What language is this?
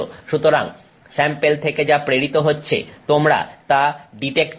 Bangla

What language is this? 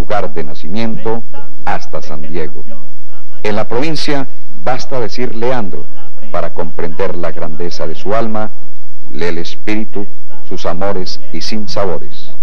Spanish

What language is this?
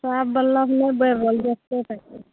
Maithili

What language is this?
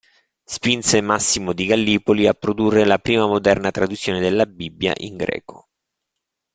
Italian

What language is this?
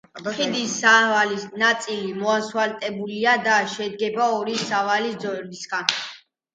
Georgian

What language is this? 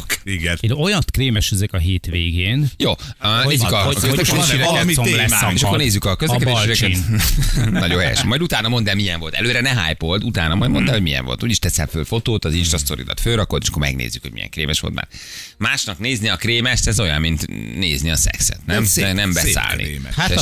Hungarian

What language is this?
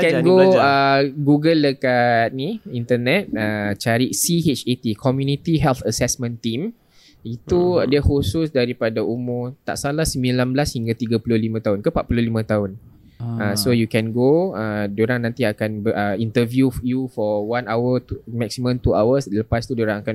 Malay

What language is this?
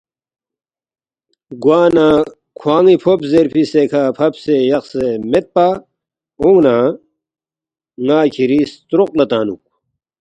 Balti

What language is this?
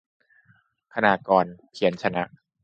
Thai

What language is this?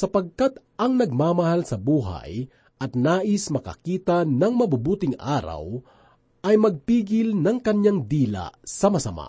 Filipino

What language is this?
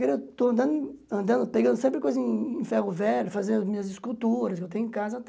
Portuguese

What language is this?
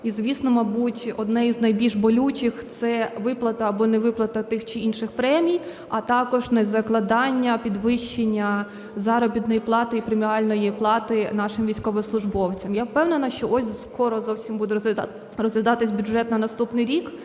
Ukrainian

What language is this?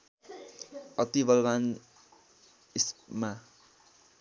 Nepali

